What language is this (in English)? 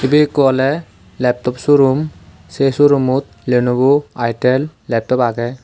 Chakma